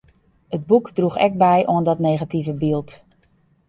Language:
Western Frisian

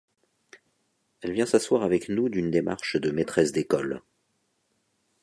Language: French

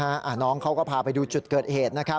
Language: Thai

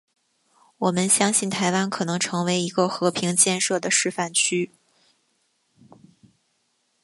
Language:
Chinese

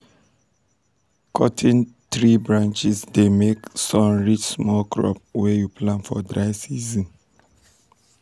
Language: Nigerian Pidgin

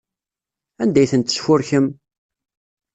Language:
Kabyle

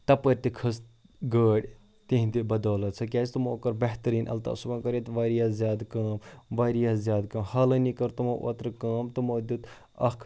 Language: Kashmiri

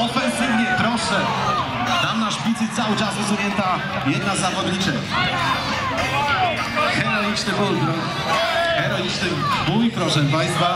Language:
Polish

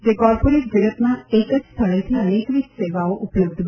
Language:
Gujarati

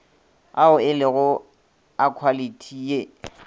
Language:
Northern Sotho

